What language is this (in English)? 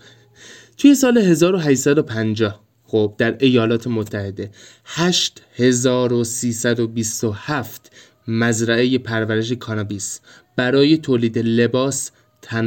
Persian